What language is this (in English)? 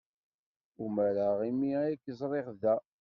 Kabyle